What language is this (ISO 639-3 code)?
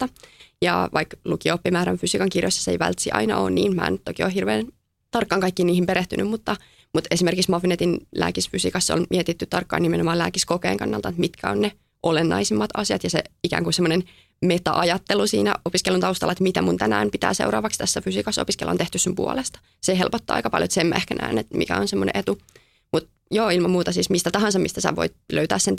fin